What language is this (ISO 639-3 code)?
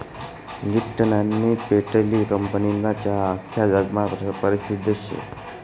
mar